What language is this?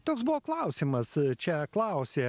Lithuanian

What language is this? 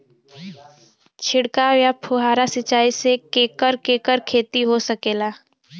Bhojpuri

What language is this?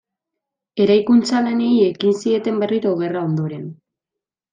Basque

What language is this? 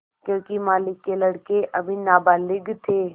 Hindi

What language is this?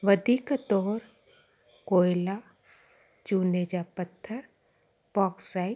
Sindhi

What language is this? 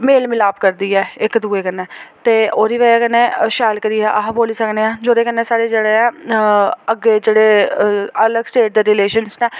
Dogri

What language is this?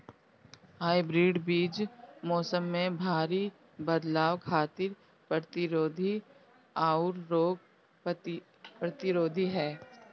Bhojpuri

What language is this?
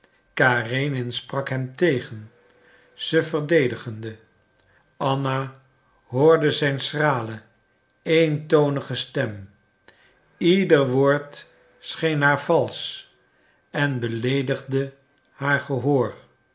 Dutch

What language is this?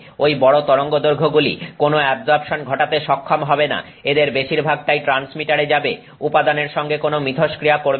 Bangla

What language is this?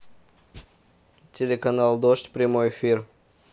Russian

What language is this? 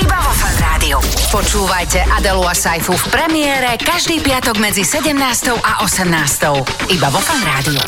Slovak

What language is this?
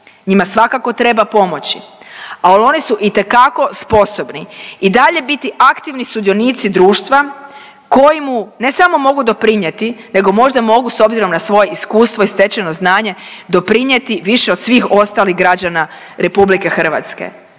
Croatian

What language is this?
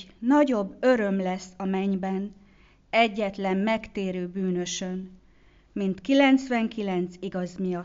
Hungarian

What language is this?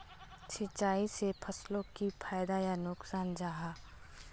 Magahi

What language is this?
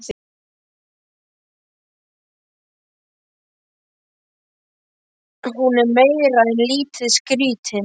Icelandic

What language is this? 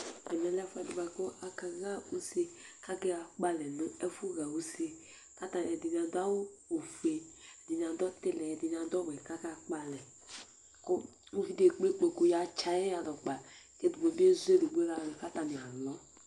Ikposo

